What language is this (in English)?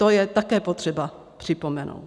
Czech